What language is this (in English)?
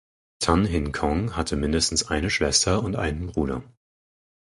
German